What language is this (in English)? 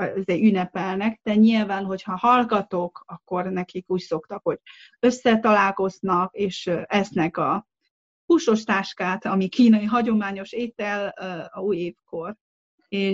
Hungarian